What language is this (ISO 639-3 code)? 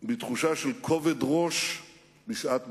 heb